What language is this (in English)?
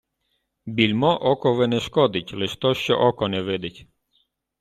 Ukrainian